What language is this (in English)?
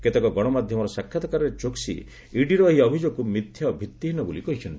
Odia